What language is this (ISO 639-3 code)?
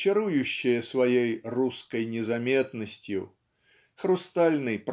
rus